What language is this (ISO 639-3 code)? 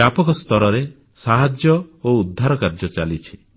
ori